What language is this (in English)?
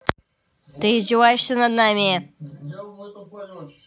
Russian